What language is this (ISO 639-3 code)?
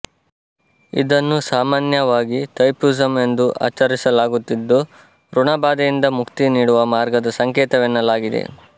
kan